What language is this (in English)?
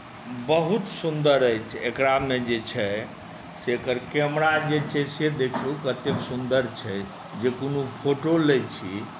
Maithili